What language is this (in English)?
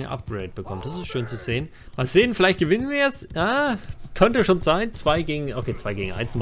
German